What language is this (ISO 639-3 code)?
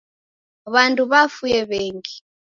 dav